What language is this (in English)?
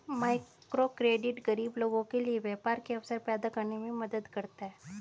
Hindi